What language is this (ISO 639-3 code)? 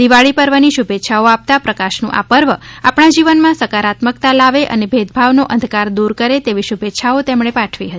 guj